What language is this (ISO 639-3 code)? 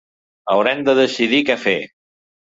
cat